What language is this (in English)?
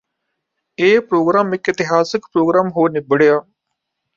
Punjabi